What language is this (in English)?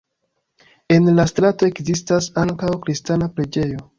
Esperanto